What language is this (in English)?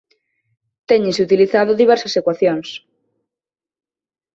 Galician